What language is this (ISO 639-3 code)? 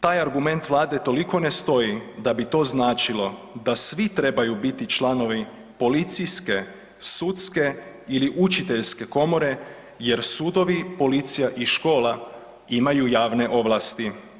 hrv